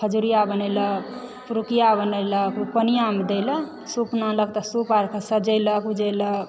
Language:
Maithili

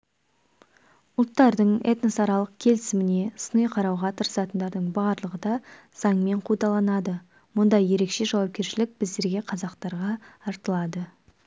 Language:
Kazakh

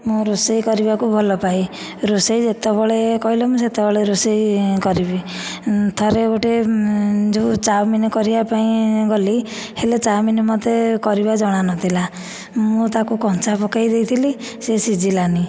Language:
Odia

